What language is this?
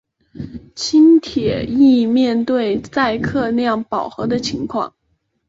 Chinese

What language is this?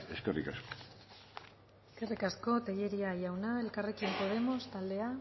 Basque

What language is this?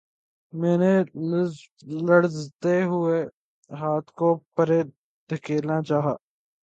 Urdu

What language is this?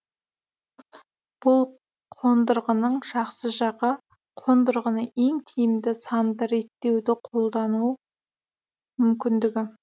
Kazakh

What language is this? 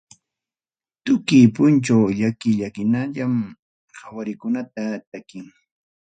Ayacucho Quechua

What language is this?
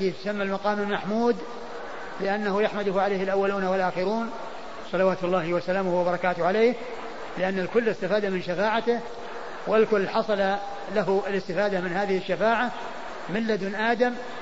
Arabic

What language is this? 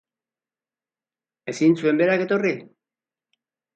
Basque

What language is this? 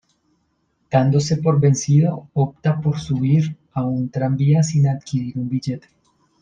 Spanish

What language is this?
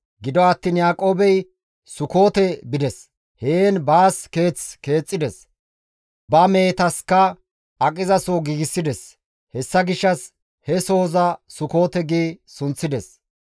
Gamo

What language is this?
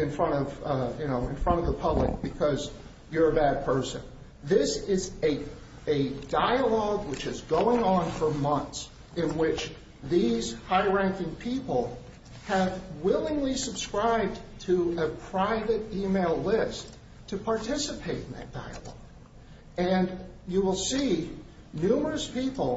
English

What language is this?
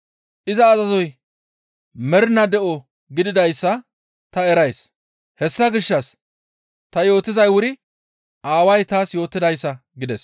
Gamo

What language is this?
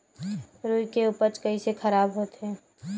Chhattisgarhi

